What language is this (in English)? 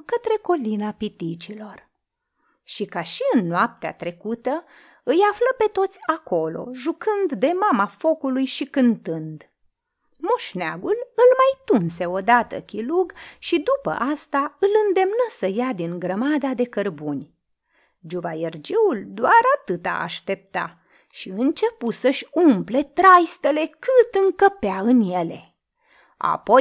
Romanian